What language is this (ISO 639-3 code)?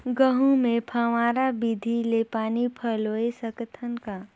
hne